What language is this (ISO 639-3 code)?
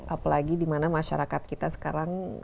ind